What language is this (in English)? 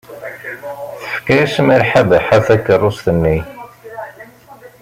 Kabyle